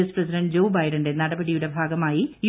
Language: Malayalam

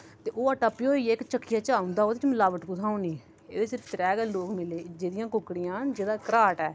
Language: Dogri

